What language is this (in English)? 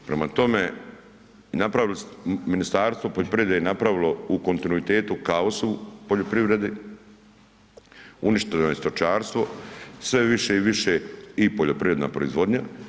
Croatian